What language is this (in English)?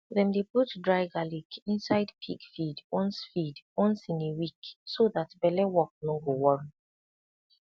Nigerian Pidgin